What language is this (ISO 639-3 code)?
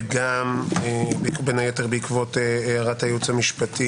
heb